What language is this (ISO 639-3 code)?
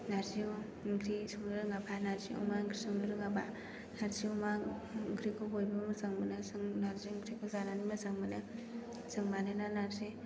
brx